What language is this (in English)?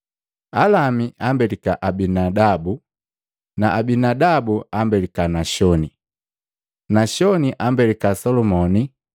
Matengo